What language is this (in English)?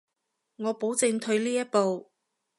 Cantonese